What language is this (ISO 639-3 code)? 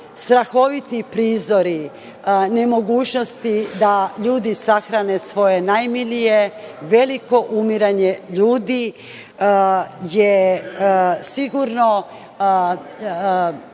srp